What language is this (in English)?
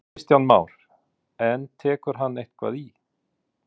Icelandic